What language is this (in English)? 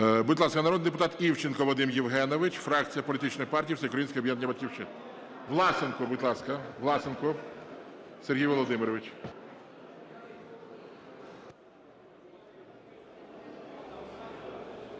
Ukrainian